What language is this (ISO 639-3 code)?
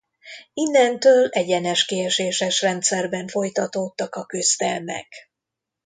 hun